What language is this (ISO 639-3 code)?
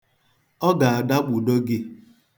ibo